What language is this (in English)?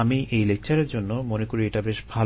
Bangla